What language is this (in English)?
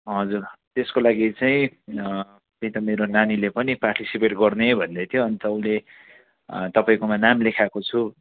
Nepali